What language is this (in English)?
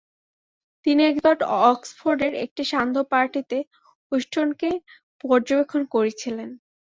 Bangla